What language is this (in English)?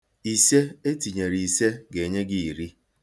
Igbo